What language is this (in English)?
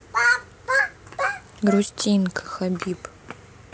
Russian